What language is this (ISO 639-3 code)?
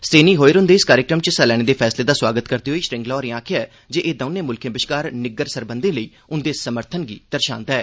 doi